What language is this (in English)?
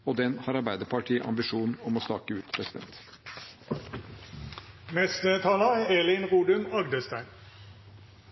Norwegian Bokmål